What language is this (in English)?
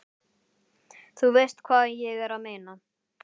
Icelandic